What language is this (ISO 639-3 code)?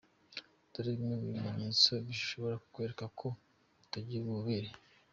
kin